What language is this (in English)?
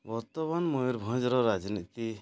Odia